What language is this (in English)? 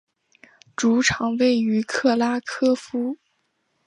Chinese